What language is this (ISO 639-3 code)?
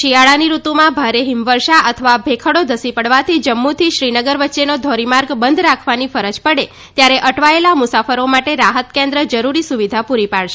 guj